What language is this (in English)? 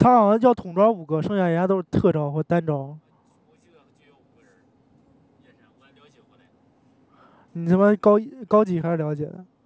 Chinese